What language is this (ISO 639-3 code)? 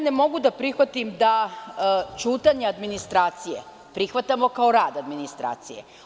srp